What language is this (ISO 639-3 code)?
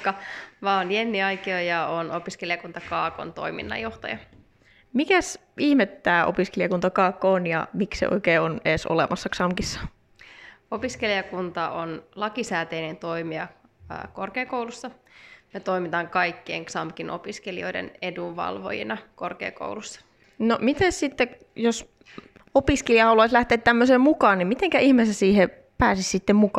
fin